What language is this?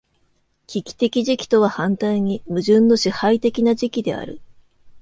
Japanese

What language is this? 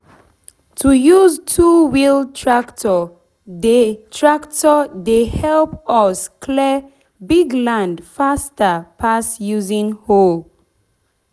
Nigerian Pidgin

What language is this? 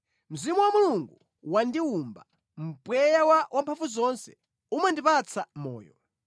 Nyanja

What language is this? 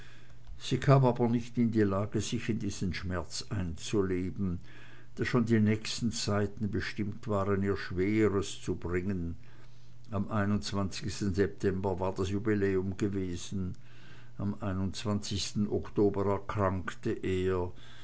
German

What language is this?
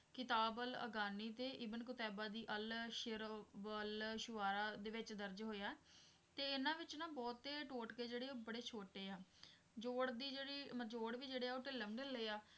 Punjabi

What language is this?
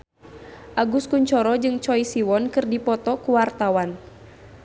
Sundanese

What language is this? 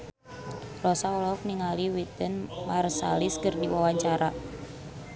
Sundanese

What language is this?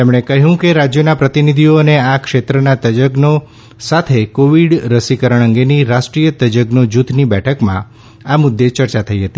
Gujarati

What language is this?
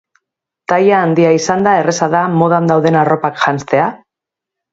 Basque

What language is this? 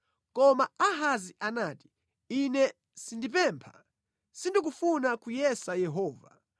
Nyanja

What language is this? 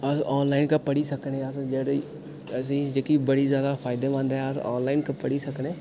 Dogri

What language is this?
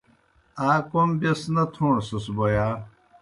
Kohistani Shina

